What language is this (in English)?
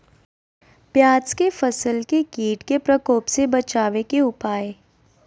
Magahi